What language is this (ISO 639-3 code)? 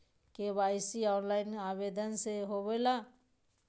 mag